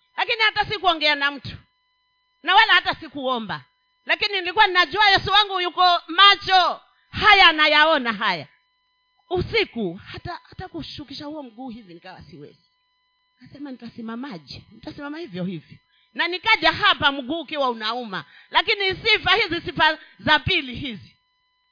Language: Swahili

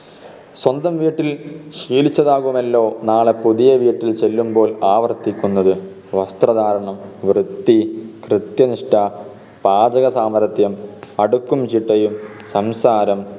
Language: Malayalam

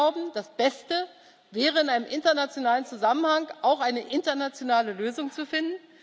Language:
German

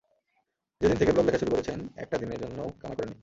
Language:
Bangla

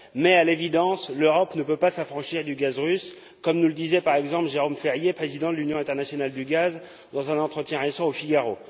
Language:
French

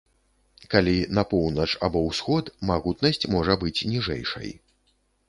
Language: Belarusian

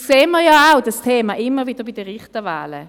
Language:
Swiss German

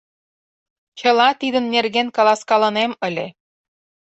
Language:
Mari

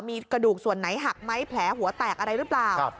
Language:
Thai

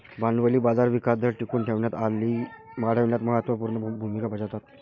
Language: Marathi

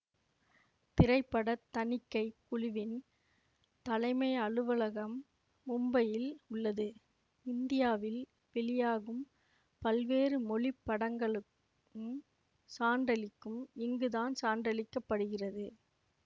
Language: Tamil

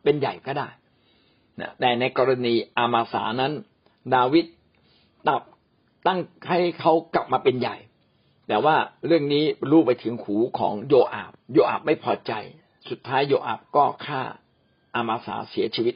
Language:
Thai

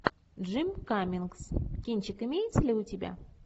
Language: Russian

